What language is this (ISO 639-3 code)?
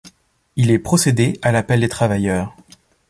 fra